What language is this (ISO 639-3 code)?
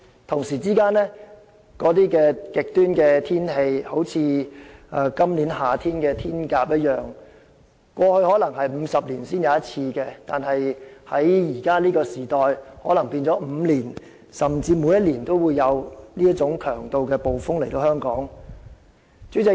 yue